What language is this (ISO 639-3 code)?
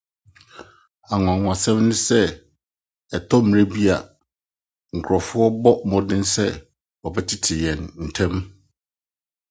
aka